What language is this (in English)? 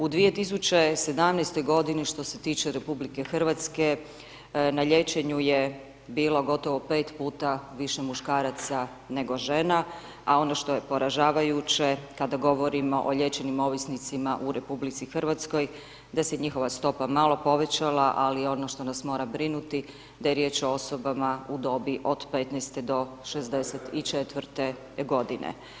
Croatian